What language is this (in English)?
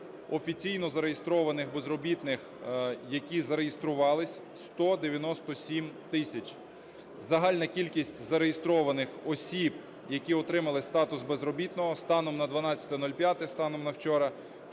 Ukrainian